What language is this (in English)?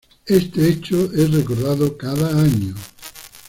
Spanish